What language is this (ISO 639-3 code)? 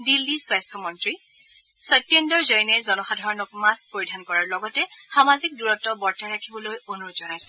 asm